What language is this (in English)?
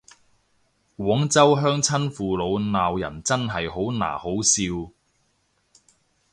Cantonese